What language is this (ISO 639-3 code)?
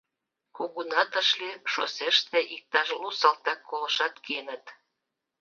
chm